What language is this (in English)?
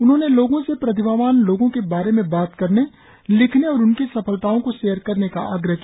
Hindi